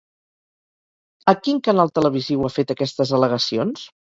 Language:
Catalan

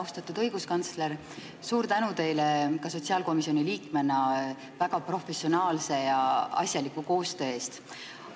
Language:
Estonian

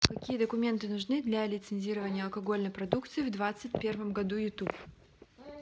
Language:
Russian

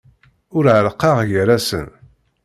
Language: Kabyle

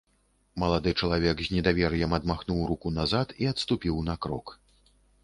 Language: Belarusian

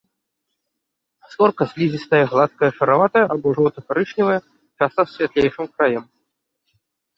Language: Belarusian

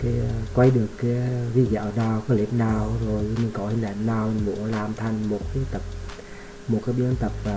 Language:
Vietnamese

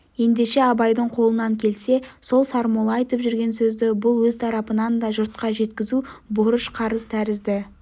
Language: Kazakh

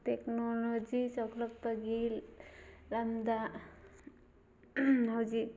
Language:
Manipuri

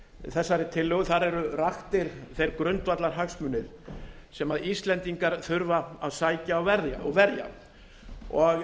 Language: Icelandic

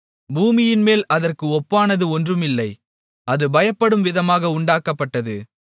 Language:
Tamil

